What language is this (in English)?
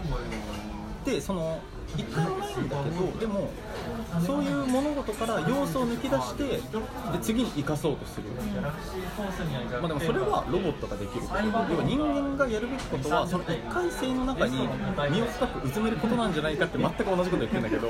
Japanese